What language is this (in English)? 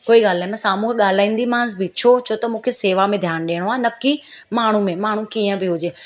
Sindhi